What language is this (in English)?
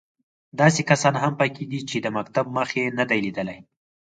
Pashto